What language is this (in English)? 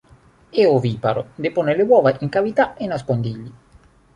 Italian